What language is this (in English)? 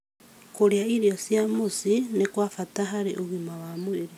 Kikuyu